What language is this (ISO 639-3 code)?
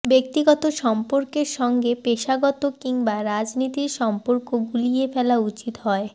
ben